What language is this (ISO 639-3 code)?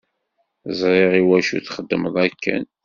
kab